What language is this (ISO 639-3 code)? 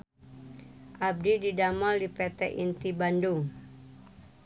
sun